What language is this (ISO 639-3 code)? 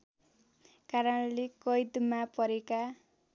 nep